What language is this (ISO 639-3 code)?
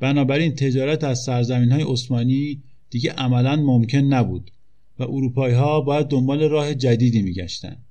fas